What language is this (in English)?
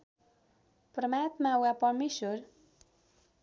Nepali